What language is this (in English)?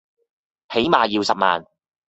Cantonese